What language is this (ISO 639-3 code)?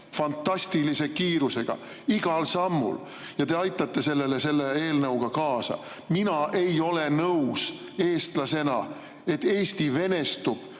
est